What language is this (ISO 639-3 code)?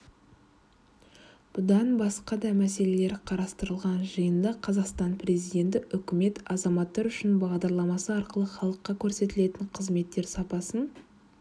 kaz